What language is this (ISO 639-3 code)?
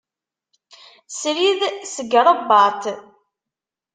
kab